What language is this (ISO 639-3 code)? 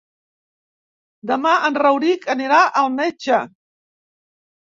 cat